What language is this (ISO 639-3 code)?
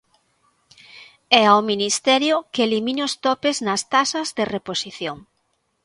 glg